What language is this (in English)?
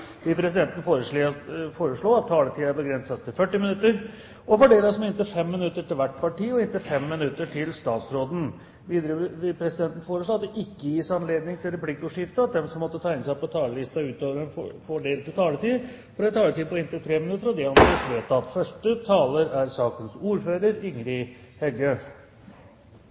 Norwegian